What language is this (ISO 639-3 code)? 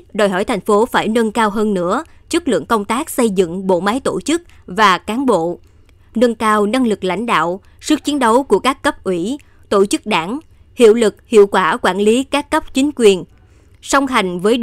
vie